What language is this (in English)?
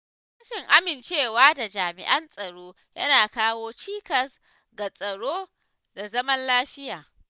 Hausa